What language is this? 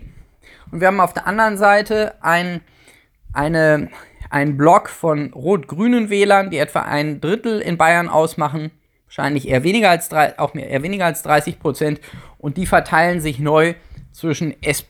German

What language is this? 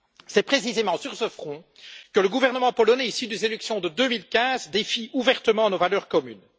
French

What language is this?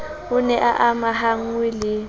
Southern Sotho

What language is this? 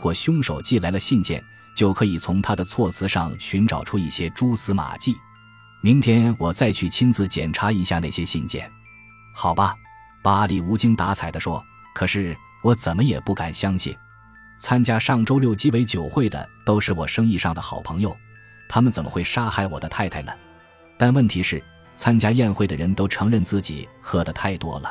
Chinese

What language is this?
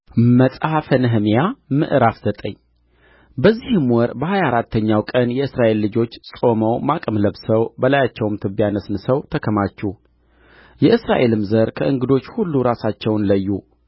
Amharic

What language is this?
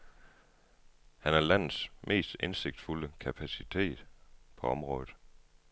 Danish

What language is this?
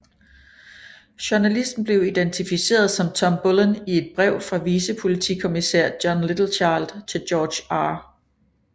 Danish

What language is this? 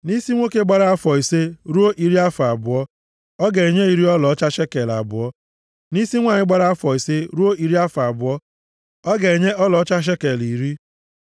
Igbo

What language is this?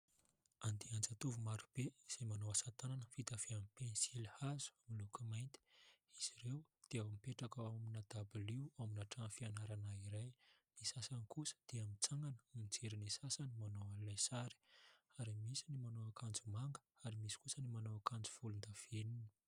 Malagasy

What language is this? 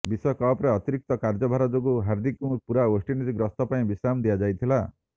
Odia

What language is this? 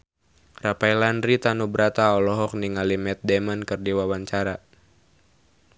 Sundanese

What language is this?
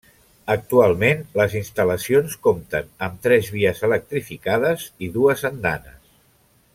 Catalan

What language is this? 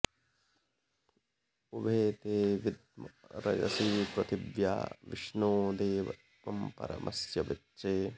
Sanskrit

